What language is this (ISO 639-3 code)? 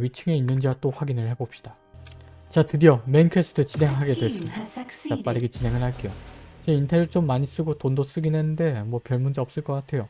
kor